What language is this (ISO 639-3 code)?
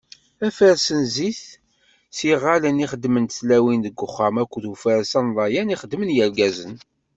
kab